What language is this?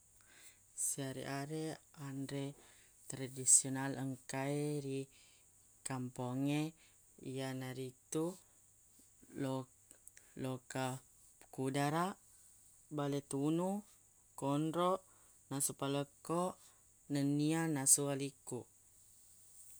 Buginese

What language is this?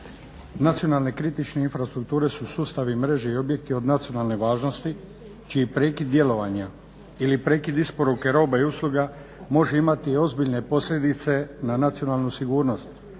Croatian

